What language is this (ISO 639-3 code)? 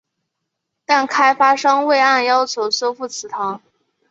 zho